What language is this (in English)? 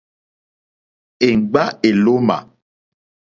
Mokpwe